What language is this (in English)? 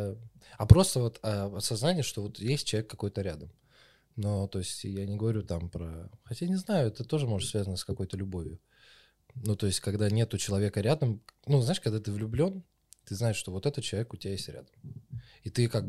Russian